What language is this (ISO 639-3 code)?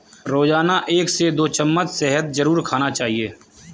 hin